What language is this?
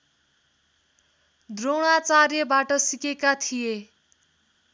Nepali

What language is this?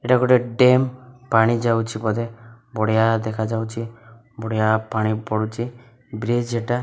Odia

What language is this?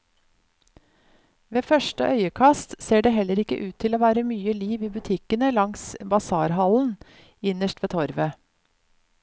Norwegian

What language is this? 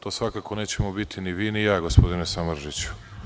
Serbian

